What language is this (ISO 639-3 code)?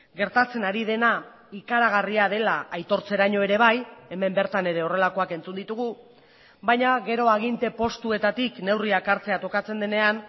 eus